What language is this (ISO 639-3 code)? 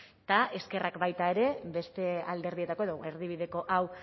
eus